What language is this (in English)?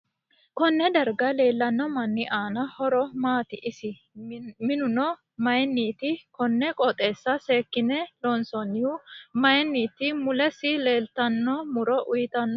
Sidamo